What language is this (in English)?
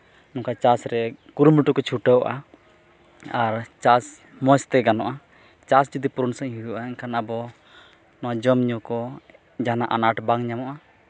Santali